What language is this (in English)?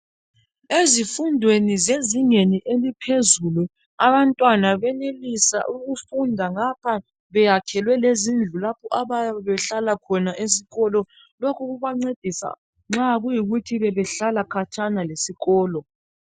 North Ndebele